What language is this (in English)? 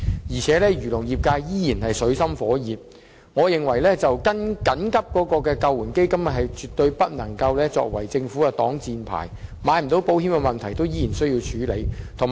Cantonese